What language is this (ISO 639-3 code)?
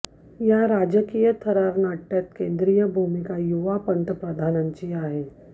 mar